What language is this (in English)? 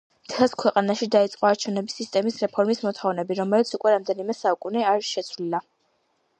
Georgian